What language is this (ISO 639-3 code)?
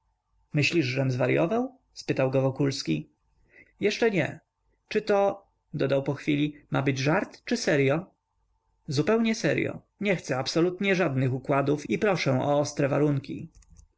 pol